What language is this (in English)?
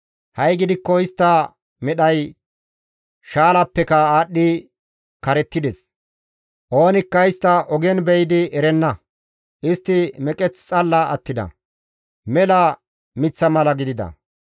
Gamo